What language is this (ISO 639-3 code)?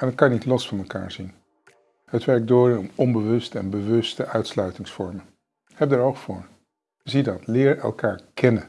nld